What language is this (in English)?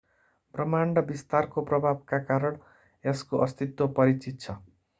Nepali